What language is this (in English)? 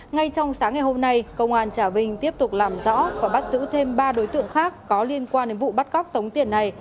Vietnamese